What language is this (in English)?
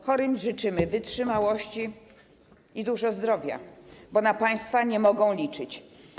Polish